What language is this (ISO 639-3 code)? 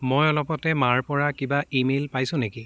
asm